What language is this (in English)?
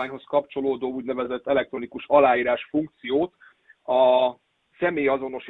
Hungarian